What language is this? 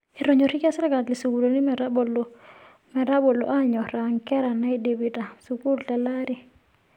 Masai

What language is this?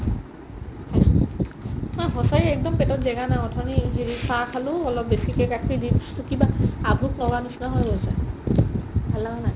Assamese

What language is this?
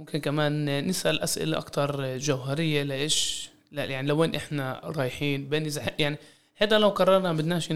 Arabic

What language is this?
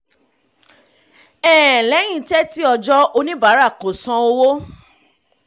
Yoruba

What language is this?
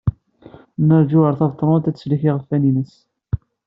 Kabyle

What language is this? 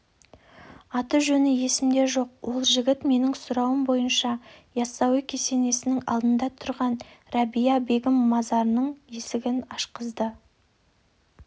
Kazakh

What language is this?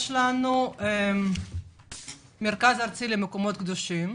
Hebrew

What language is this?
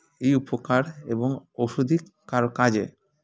Bangla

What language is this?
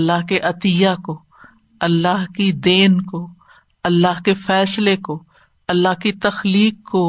Urdu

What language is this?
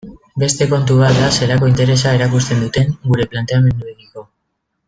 Basque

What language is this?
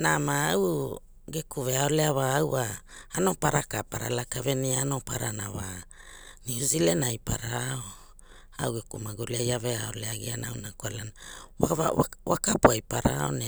Hula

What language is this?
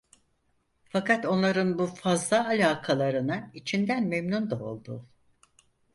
Turkish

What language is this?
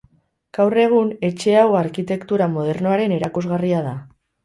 Basque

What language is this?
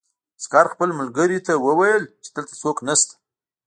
Pashto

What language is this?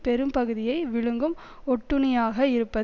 Tamil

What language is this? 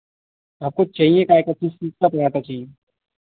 Hindi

